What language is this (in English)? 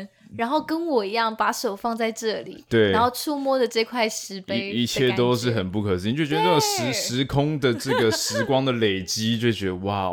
Chinese